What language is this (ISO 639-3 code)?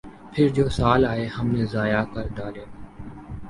urd